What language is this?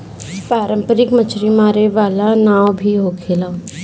Bhojpuri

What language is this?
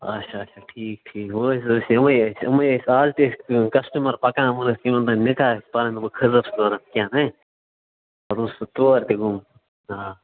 Kashmiri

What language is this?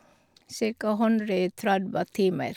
Norwegian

